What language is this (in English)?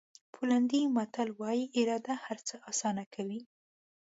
Pashto